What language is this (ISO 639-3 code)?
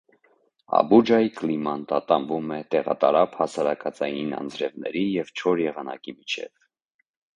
hye